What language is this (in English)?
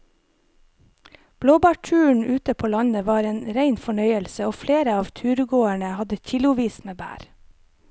Norwegian